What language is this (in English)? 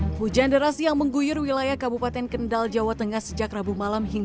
Indonesian